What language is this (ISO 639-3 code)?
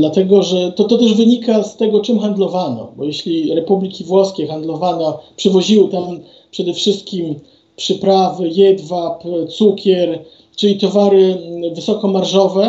pol